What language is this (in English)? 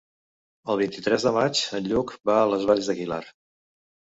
Catalan